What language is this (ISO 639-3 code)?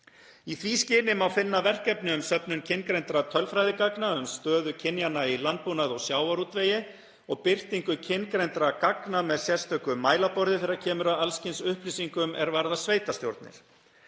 isl